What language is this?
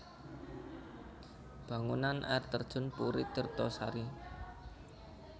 Javanese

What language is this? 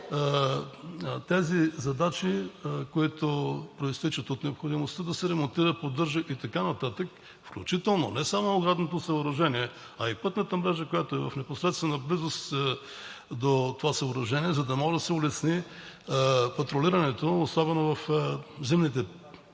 Bulgarian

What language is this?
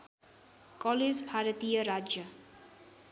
Nepali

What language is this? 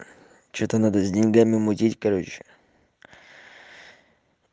Russian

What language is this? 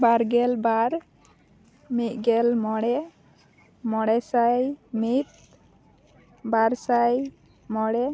Santali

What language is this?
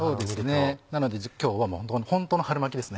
Japanese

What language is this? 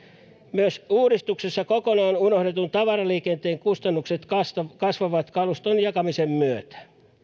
Finnish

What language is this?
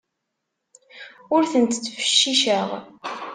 Kabyle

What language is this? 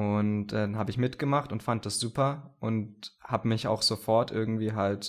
German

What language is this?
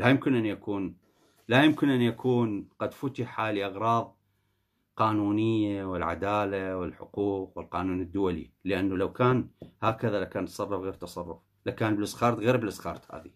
Arabic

